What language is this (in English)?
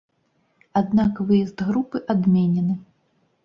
Belarusian